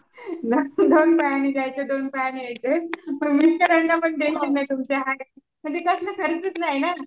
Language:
Marathi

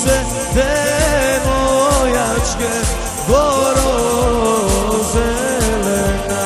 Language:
Romanian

